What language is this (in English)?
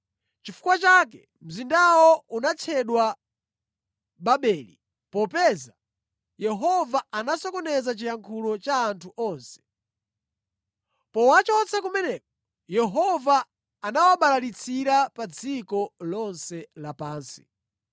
Nyanja